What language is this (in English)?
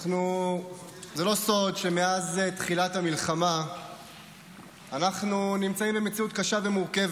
Hebrew